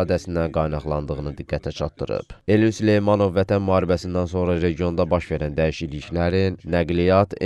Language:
Turkish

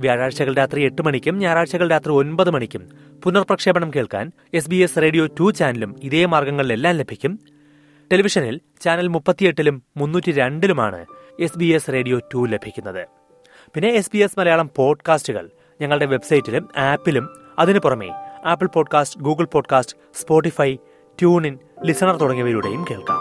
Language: Malayalam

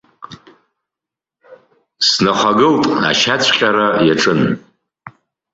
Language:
Abkhazian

